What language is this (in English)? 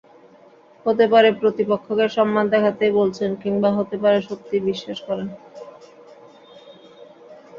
Bangla